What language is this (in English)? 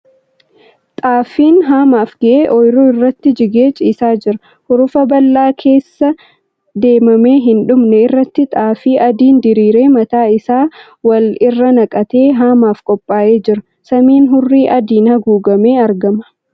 Oromo